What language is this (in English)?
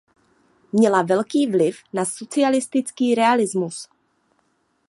Czech